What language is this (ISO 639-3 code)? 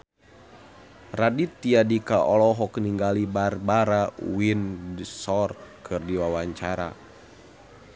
sun